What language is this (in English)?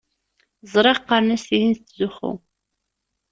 Kabyle